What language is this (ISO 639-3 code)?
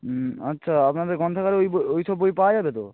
ben